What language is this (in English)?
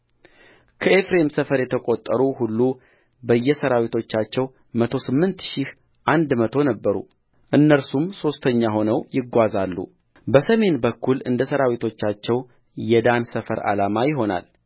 Amharic